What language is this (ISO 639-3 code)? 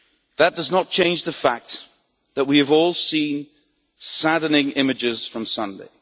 eng